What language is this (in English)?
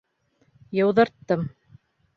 Bashkir